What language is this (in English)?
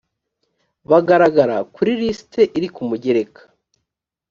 Kinyarwanda